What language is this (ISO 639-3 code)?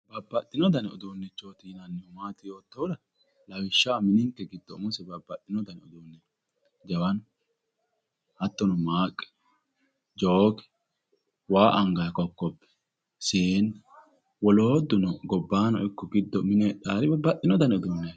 sid